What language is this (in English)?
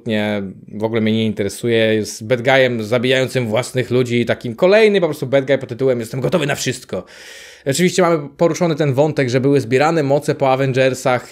Polish